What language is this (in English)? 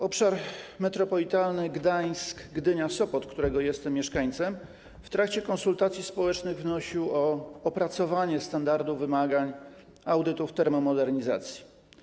Polish